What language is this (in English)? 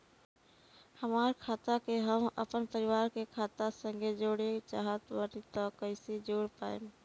Bhojpuri